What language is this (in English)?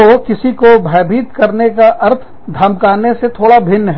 Hindi